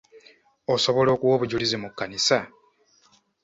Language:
Ganda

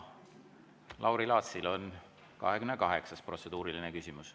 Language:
Estonian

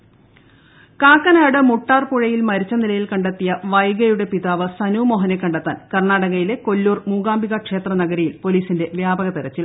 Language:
Malayalam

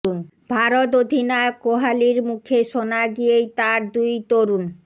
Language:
Bangla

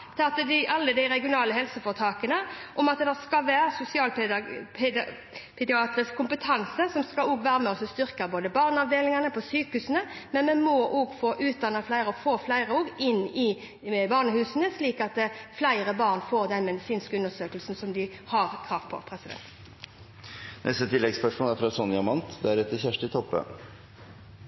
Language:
Norwegian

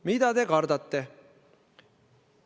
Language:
Estonian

